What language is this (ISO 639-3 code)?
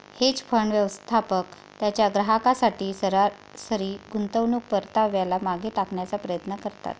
mar